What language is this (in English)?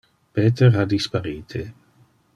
Interlingua